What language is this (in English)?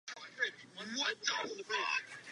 Czech